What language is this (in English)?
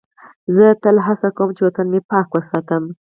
Pashto